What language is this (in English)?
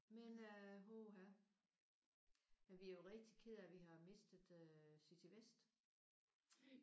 Danish